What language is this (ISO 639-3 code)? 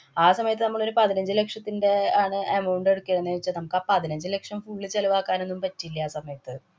mal